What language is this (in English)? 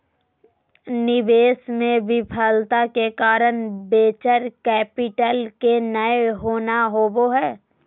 Magahi